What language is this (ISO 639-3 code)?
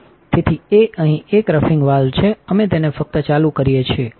guj